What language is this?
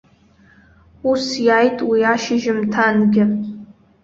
Abkhazian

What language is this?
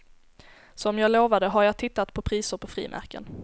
Swedish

